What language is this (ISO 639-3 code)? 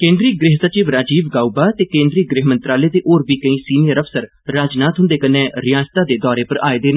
doi